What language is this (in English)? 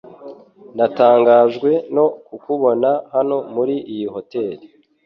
Kinyarwanda